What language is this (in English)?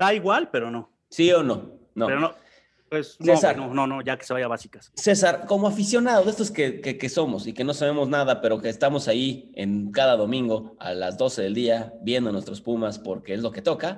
Spanish